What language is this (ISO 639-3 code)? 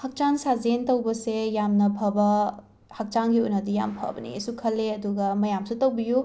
mni